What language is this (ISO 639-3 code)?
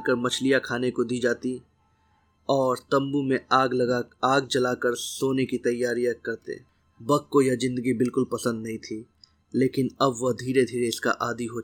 hin